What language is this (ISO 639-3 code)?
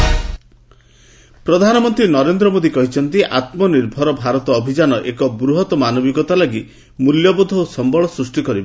ori